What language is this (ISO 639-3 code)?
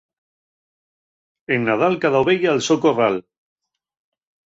ast